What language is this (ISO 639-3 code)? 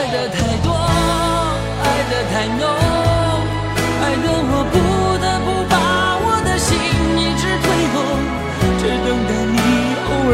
zho